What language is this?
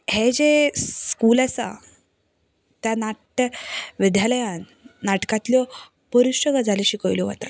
Konkani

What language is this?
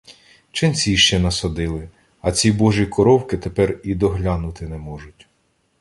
Ukrainian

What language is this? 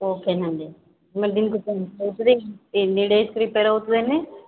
Telugu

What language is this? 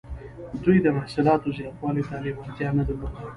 Pashto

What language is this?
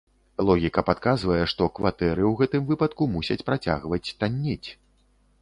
Belarusian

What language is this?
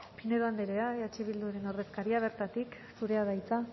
Basque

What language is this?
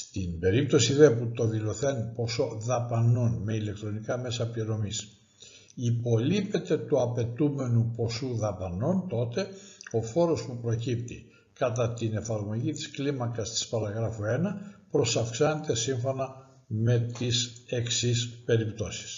Greek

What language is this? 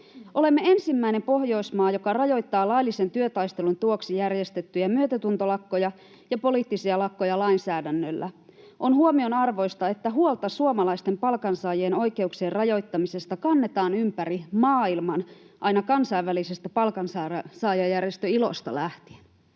Finnish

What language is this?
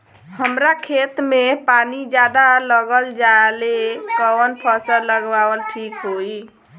Bhojpuri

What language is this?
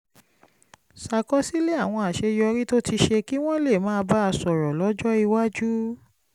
Yoruba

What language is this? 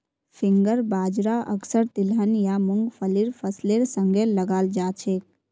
Magahi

